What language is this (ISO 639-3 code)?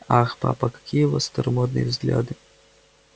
rus